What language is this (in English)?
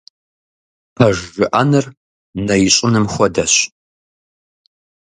Kabardian